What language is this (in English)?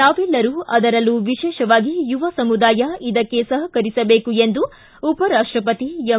Kannada